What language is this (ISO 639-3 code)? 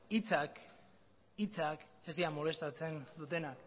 eus